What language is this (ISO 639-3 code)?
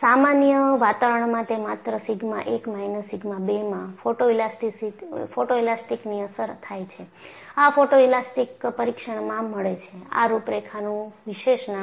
guj